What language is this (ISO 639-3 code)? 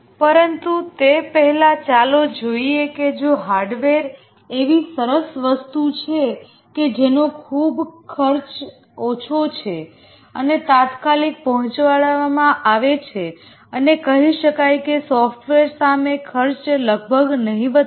guj